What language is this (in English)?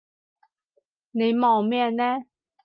Cantonese